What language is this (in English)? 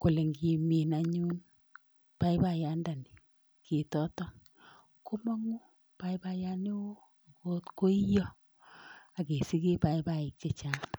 Kalenjin